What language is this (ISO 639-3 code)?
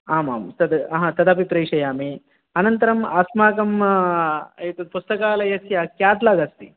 san